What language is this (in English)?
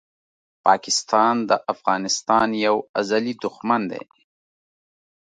Pashto